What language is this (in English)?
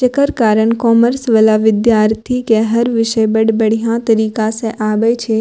Maithili